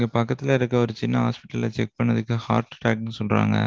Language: Tamil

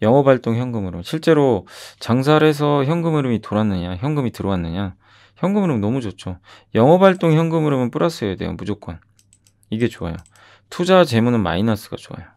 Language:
Korean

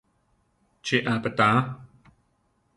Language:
Central Tarahumara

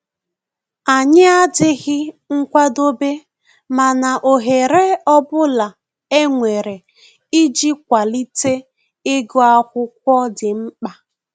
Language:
Igbo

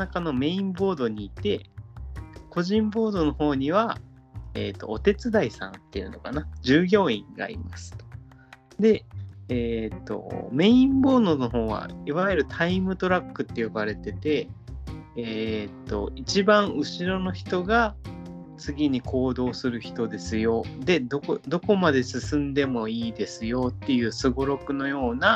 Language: Japanese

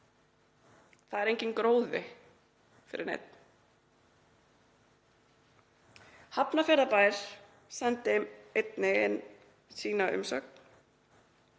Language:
Icelandic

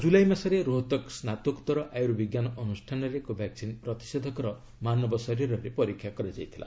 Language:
Odia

